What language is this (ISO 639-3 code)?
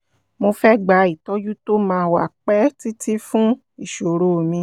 yor